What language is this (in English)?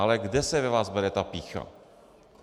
Czech